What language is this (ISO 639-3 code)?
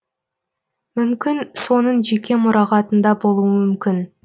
kaz